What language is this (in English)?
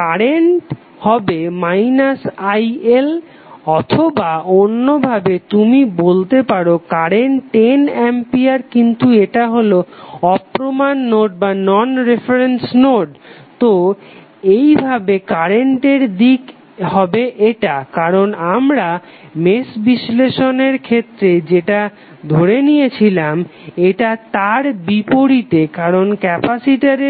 Bangla